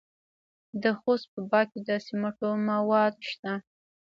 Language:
Pashto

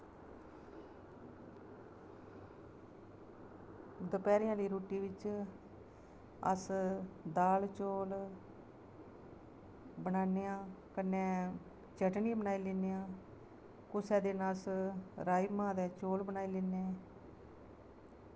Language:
Dogri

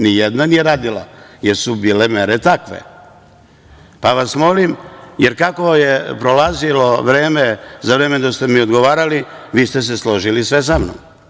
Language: Serbian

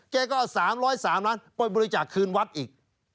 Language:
Thai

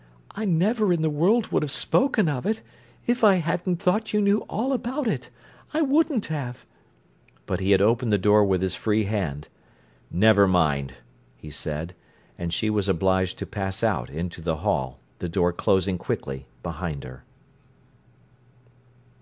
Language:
English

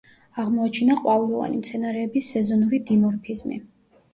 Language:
Georgian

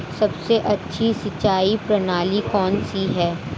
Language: Hindi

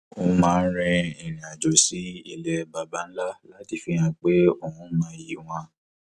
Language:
Yoruba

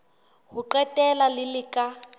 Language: Southern Sotho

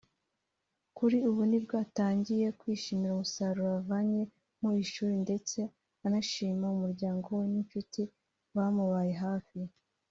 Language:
Kinyarwanda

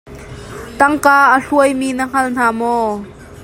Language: Hakha Chin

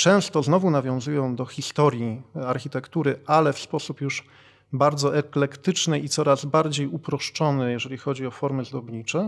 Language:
Polish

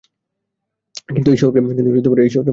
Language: Bangla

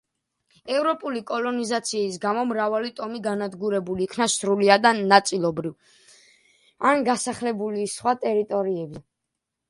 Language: Georgian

